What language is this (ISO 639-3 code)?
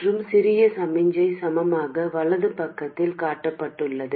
tam